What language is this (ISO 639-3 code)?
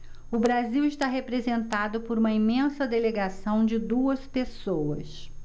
por